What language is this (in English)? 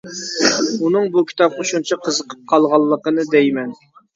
Uyghur